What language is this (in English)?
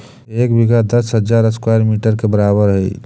Magahi